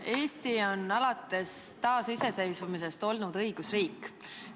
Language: Estonian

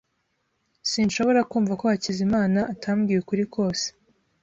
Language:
Kinyarwanda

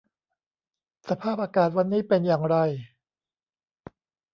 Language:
Thai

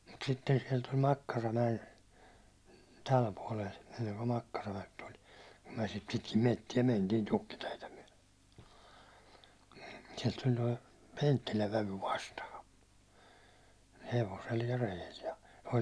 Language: Finnish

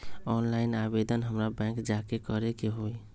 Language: Magahi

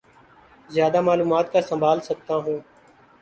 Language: Urdu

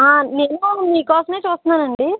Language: Telugu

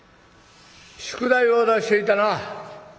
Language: Japanese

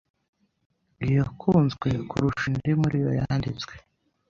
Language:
Kinyarwanda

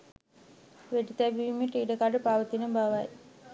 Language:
Sinhala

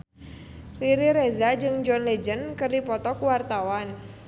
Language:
Sundanese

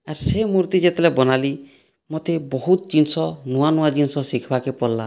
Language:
Odia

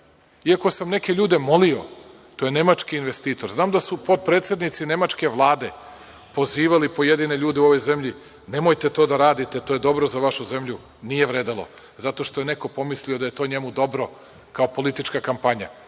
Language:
Serbian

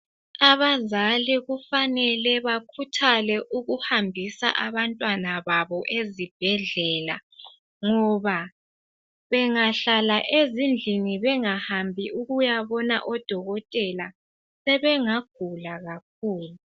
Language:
North Ndebele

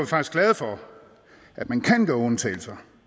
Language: Danish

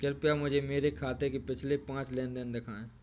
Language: Hindi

